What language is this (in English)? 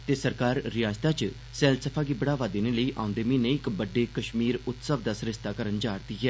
Dogri